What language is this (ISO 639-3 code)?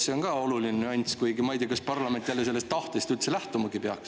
est